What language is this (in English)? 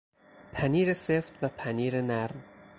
Persian